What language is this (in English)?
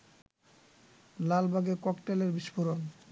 Bangla